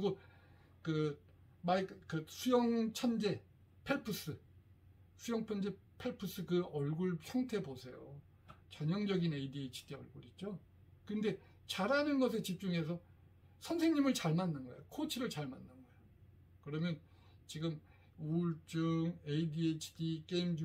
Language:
Korean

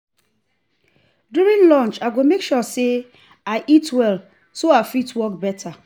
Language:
Nigerian Pidgin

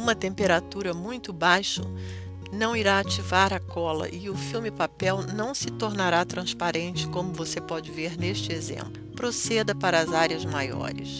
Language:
Portuguese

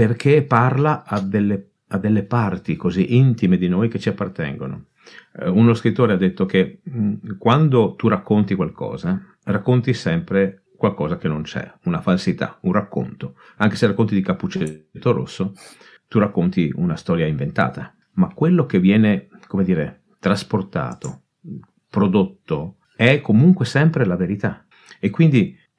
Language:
Italian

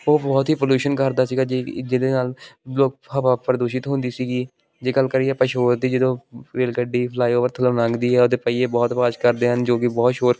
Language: Punjabi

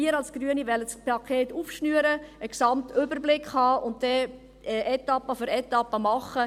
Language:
Swiss German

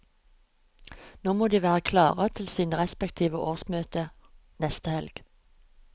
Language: Norwegian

